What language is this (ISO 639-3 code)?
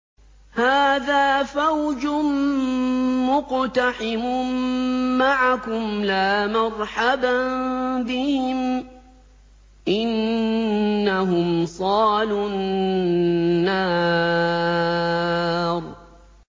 ara